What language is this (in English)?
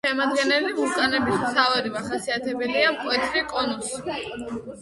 Georgian